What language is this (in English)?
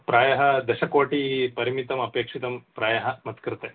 Sanskrit